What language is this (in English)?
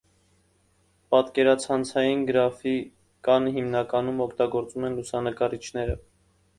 Armenian